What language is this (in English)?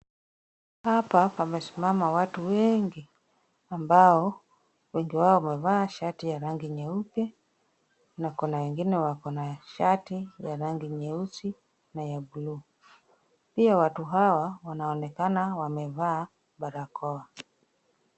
Swahili